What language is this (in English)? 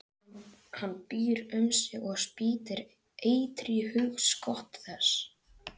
Icelandic